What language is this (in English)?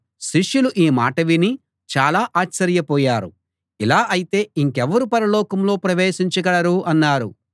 Telugu